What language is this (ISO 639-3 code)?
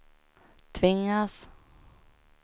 swe